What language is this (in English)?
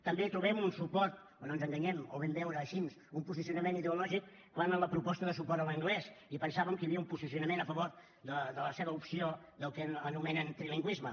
Catalan